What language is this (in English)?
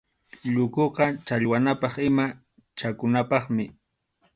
Arequipa-La Unión Quechua